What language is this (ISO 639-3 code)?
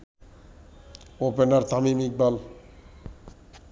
ben